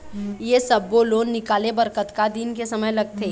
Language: Chhattisgarhi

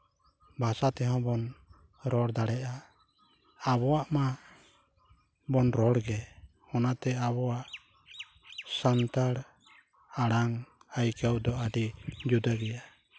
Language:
Santali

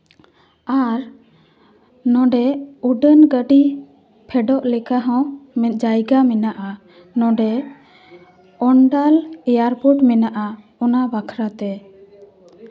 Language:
Santali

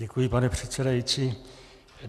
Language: Czech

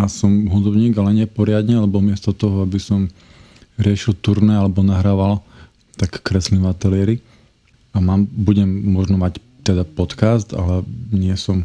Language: Slovak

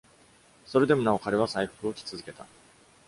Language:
Japanese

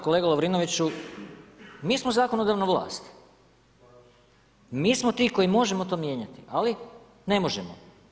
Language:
Croatian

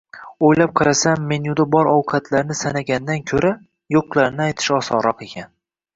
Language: Uzbek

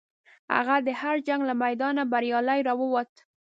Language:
Pashto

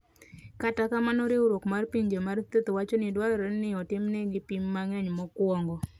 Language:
Luo (Kenya and Tanzania)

